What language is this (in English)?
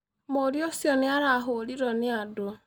Kikuyu